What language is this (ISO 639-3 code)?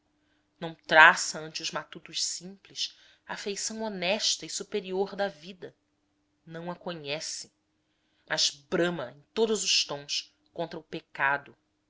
por